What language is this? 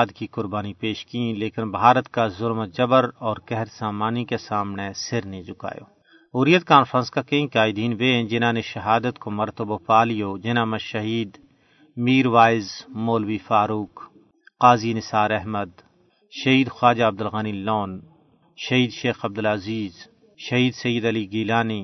Urdu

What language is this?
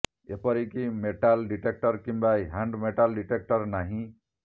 Odia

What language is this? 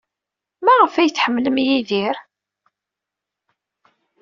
Kabyle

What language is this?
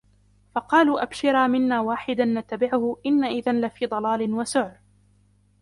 Arabic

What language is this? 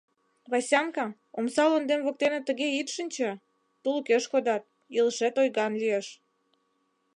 Mari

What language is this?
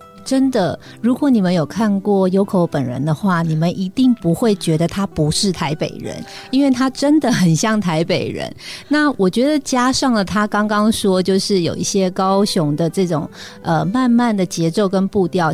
Chinese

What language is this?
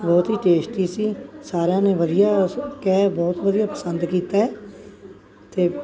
Punjabi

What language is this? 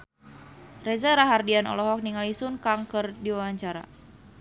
Sundanese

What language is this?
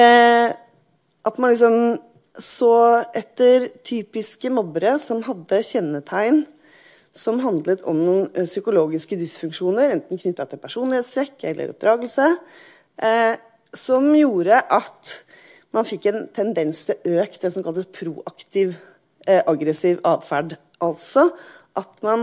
Norwegian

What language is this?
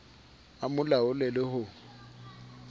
Southern Sotho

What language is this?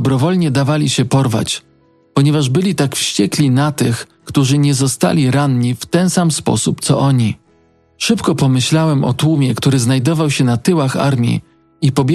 Polish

